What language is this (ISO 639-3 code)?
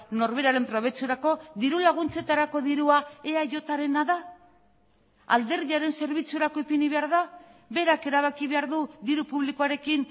eus